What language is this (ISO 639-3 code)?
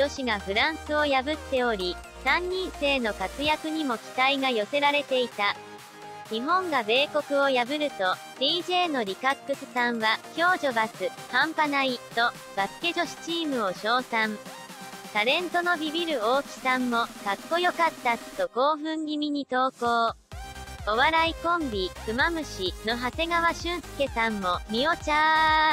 jpn